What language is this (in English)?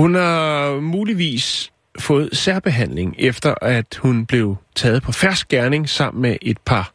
Danish